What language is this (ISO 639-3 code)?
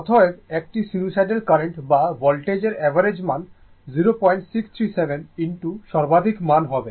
ben